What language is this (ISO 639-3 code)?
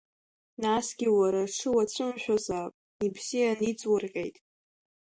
abk